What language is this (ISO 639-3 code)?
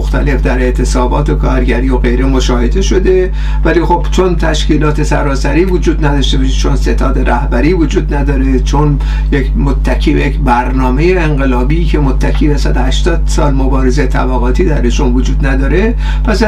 fas